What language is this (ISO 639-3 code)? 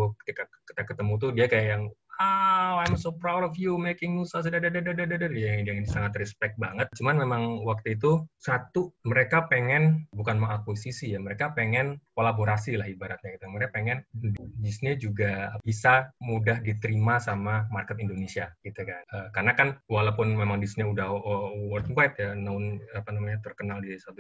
ind